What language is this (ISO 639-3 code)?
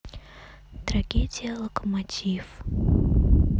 rus